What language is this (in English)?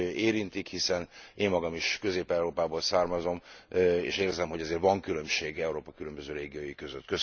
Hungarian